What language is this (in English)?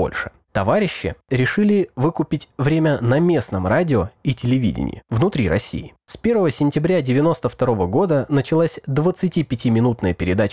Russian